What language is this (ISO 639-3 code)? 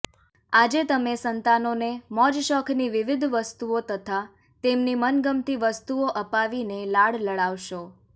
guj